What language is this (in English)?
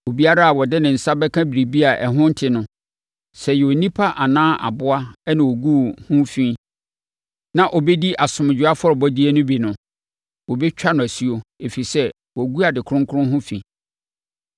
Akan